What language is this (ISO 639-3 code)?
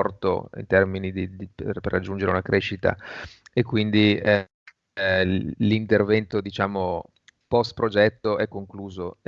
ita